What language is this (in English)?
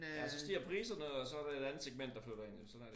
Danish